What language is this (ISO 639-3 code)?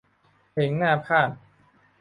tha